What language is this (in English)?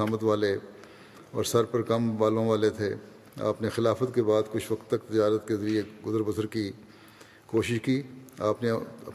Urdu